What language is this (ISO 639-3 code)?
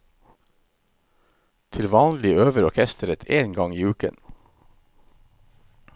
nor